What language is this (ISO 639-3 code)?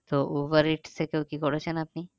ben